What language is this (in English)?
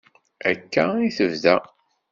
Kabyle